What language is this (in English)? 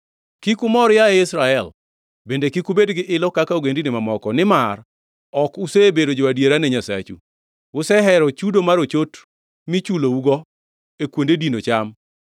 Luo (Kenya and Tanzania)